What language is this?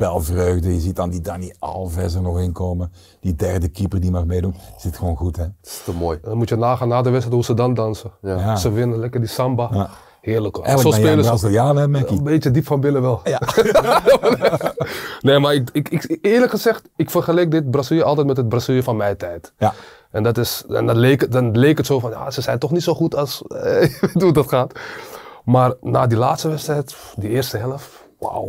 Dutch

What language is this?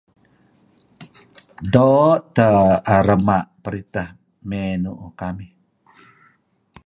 Kelabit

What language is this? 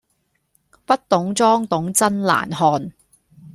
Cantonese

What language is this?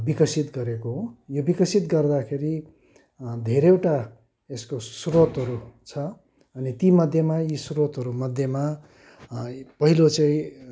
Nepali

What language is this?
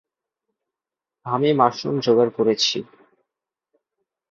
Bangla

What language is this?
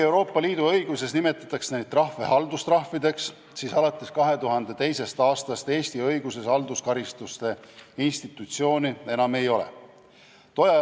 Estonian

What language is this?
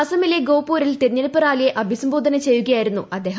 Malayalam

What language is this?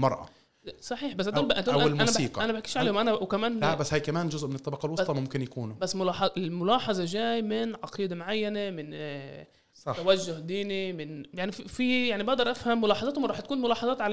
Arabic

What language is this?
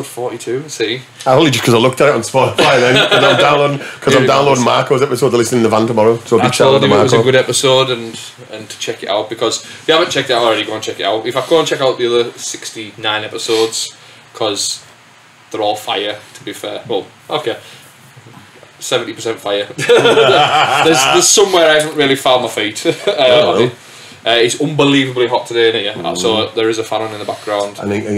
English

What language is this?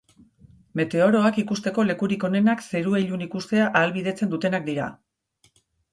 Basque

